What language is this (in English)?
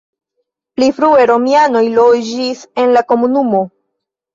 Esperanto